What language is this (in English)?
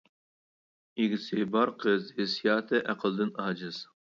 Uyghur